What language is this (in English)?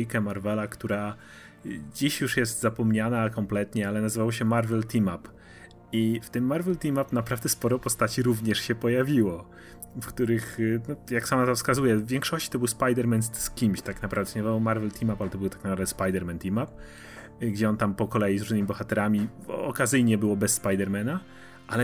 Polish